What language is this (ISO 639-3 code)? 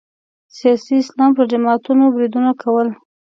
pus